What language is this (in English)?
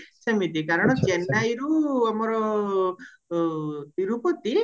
Odia